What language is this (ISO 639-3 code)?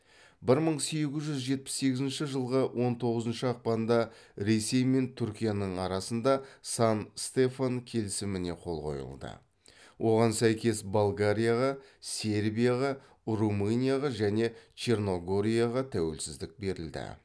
kaz